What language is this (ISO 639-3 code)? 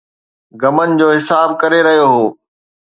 snd